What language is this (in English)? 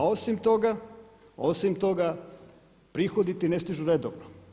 Croatian